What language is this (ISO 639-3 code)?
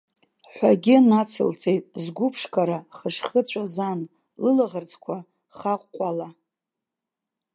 abk